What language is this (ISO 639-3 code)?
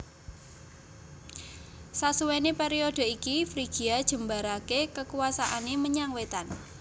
jav